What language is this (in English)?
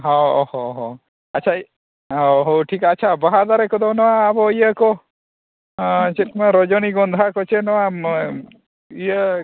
Santali